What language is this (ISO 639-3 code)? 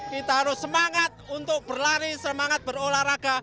ind